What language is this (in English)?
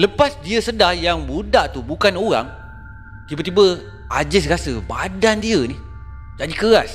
Malay